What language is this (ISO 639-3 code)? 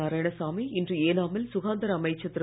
tam